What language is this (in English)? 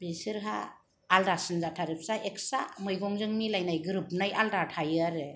Bodo